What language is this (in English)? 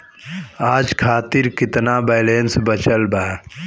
Bhojpuri